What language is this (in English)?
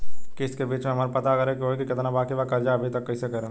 Bhojpuri